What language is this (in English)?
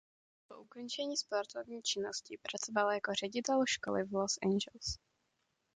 Czech